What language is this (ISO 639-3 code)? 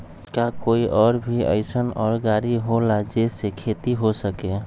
mag